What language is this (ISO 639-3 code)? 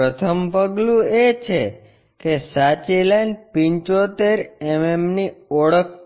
guj